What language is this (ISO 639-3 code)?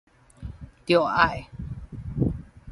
nan